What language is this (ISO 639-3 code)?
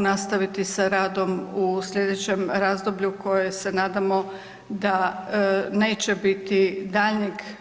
hrv